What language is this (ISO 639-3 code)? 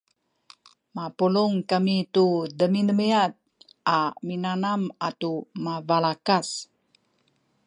szy